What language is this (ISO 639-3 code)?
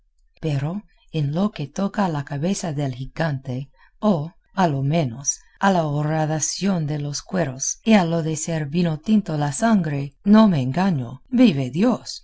spa